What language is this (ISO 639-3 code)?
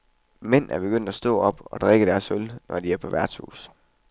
dan